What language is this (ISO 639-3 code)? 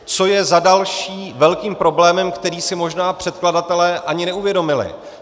ces